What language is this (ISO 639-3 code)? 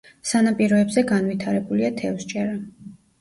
kat